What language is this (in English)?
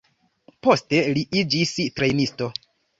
Esperanto